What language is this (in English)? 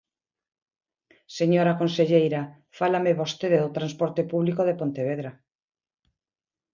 Galician